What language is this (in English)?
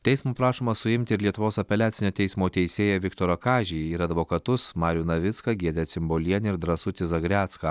Lithuanian